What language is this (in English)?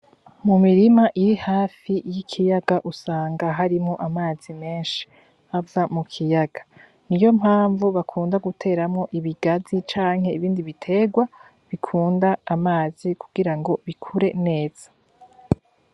Rundi